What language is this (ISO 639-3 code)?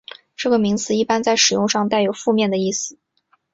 zho